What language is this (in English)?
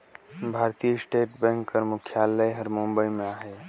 Chhattisgarhi